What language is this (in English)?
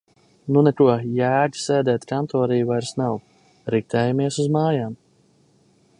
Latvian